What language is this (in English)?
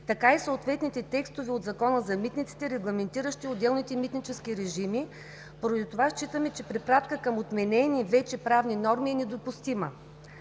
Bulgarian